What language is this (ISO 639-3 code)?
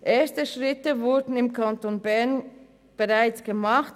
gsw